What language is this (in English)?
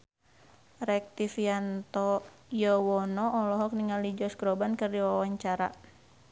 Sundanese